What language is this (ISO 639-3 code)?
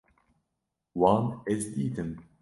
kur